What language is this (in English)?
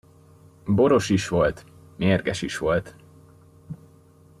Hungarian